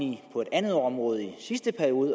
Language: Danish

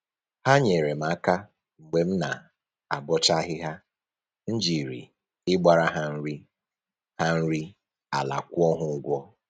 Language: Igbo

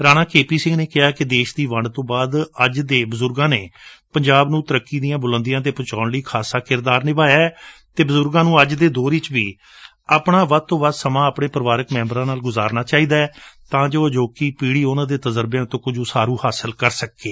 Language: Punjabi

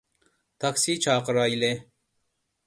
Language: Uyghur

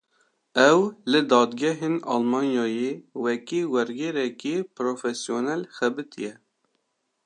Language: Kurdish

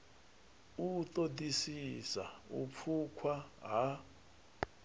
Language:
Venda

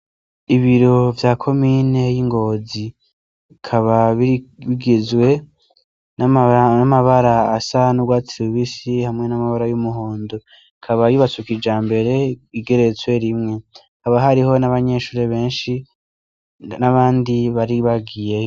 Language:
Rundi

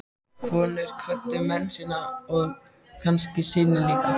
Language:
Icelandic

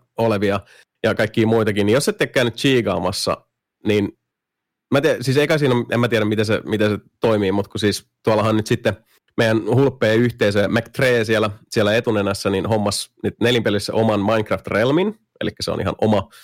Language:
Finnish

